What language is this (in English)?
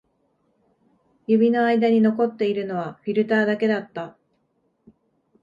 Japanese